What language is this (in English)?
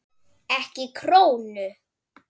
Icelandic